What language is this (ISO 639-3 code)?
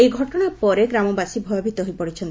ori